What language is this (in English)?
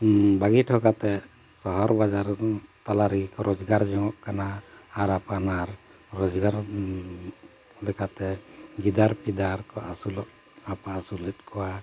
Santali